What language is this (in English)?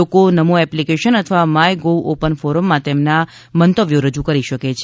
Gujarati